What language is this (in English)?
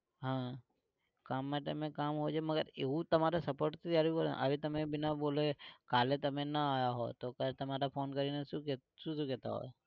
Gujarati